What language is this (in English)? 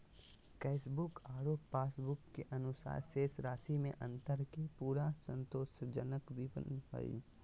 Magahi